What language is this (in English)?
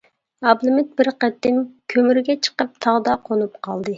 Uyghur